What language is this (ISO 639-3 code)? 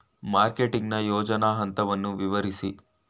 kan